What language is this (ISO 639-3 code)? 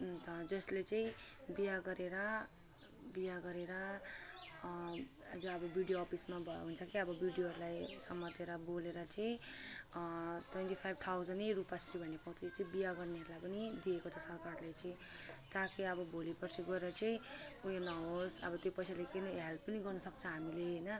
nep